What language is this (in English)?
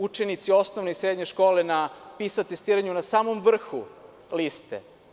Serbian